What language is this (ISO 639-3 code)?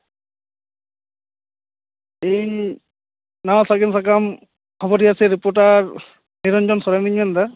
sat